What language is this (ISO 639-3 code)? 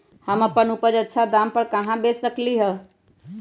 mag